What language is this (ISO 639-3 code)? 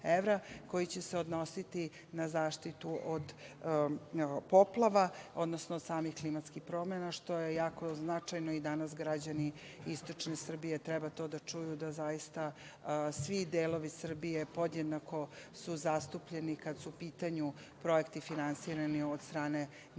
srp